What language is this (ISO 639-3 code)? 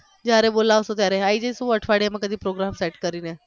guj